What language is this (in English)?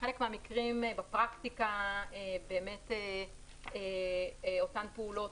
Hebrew